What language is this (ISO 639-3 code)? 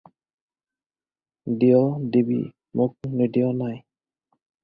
asm